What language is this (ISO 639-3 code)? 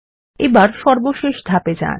ben